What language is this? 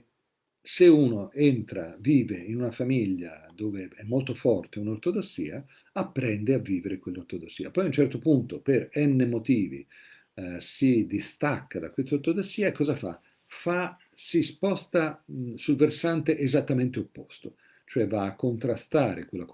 Italian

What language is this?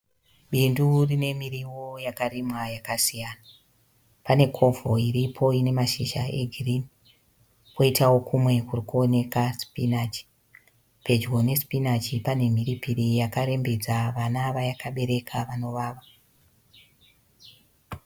Shona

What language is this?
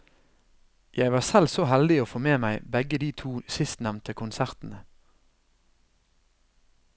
Norwegian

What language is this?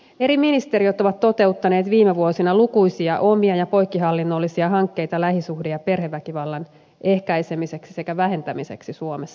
Finnish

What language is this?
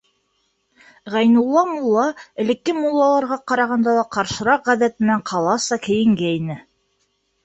Bashkir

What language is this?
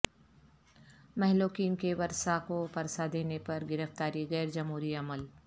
Urdu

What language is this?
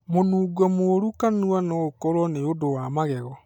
Kikuyu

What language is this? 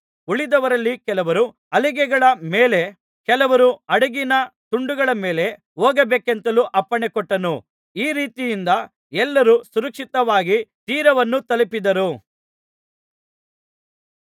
Kannada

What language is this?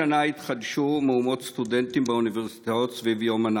Hebrew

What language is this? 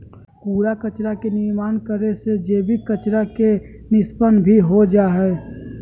Magahi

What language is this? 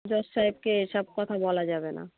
Bangla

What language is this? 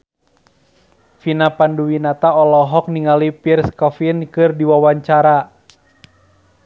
Sundanese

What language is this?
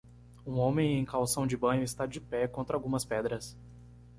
Portuguese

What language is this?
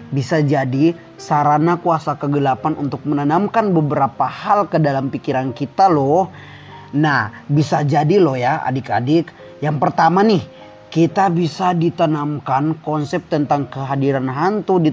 Indonesian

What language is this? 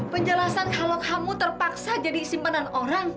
Indonesian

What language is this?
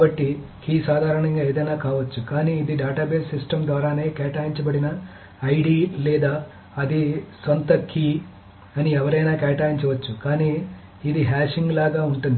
Telugu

